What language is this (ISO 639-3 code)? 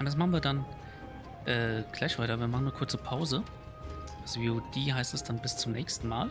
deu